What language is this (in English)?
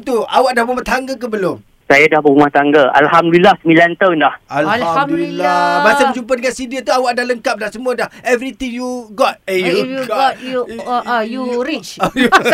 Malay